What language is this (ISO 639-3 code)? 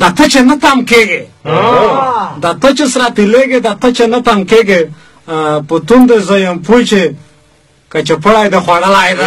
fas